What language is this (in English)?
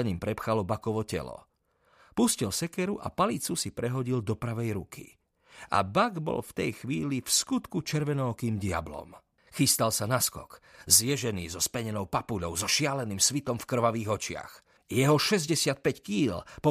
Slovak